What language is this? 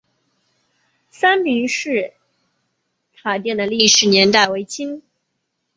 Chinese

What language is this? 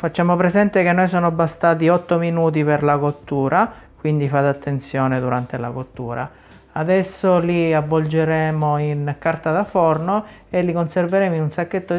Italian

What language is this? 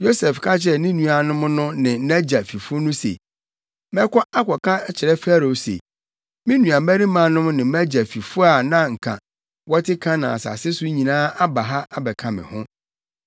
Akan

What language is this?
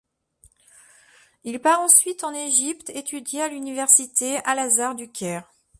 French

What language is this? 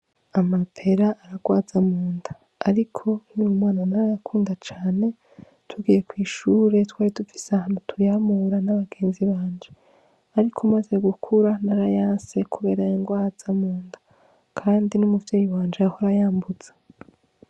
Rundi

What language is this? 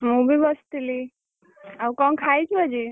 Odia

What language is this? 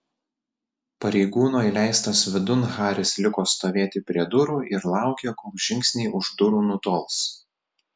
Lithuanian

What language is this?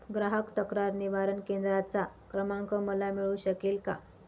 Marathi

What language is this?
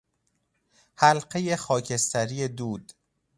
Persian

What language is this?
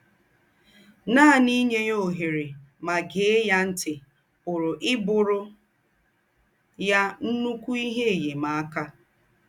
Igbo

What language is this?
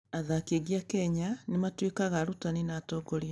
Kikuyu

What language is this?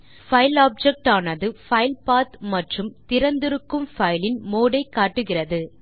Tamil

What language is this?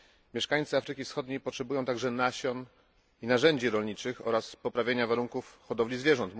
Polish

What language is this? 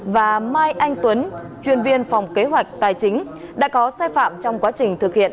Vietnamese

